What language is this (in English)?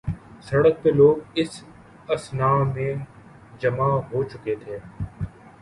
Urdu